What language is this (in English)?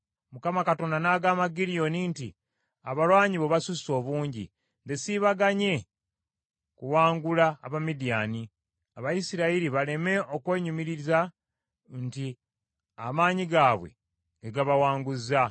Ganda